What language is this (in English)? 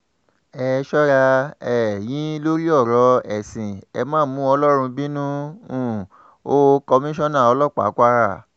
Yoruba